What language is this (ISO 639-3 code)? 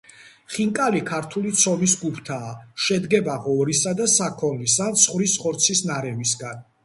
kat